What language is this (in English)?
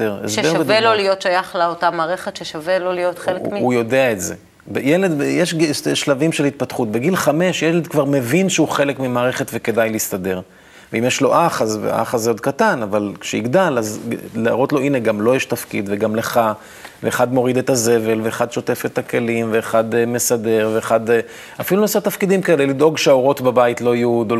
Hebrew